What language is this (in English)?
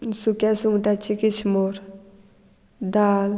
Konkani